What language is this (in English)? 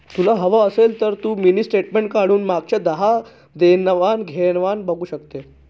Marathi